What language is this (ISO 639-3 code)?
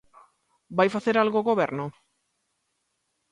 glg